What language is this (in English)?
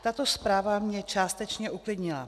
Czech